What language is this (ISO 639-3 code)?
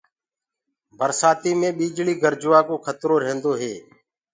ggg